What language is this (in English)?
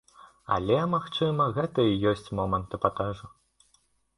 Belarusian